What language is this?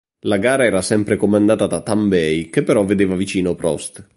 Italian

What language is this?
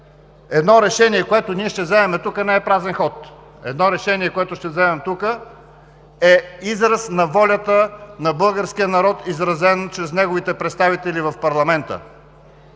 Bulgarian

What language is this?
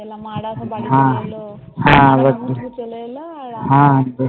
Bangla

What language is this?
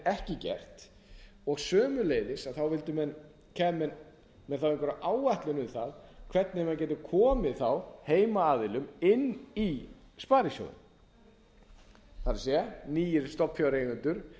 Icelandic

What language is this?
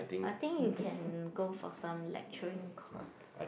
English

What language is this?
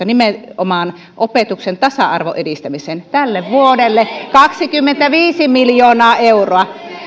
Finnish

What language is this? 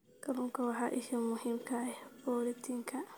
Somali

